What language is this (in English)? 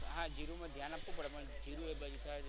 Gujarati